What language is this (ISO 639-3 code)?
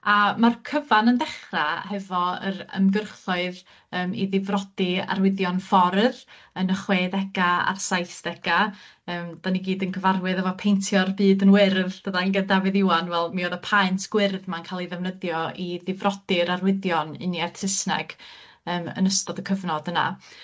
cym